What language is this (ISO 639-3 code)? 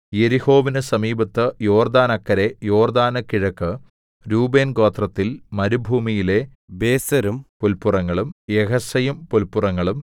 mal